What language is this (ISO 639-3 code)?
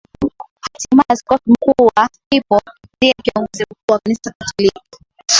swa